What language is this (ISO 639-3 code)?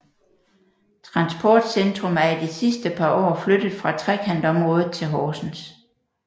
dan